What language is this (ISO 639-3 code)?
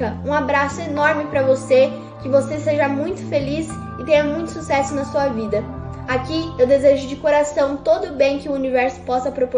por